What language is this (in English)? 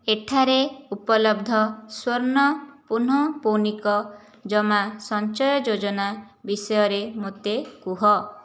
Odia